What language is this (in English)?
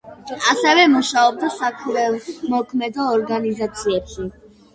Georgian